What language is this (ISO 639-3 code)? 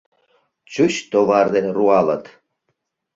chm